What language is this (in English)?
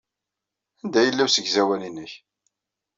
Kabyle